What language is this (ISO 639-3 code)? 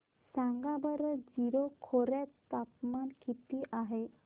mar